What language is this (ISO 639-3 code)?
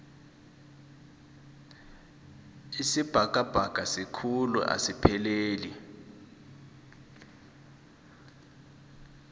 nbl